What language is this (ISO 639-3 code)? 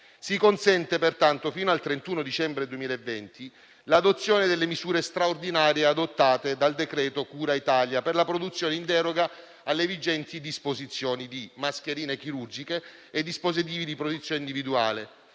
ita